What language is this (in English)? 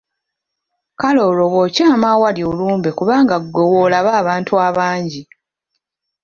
Ganda